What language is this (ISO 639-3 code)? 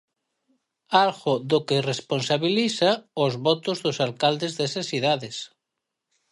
glg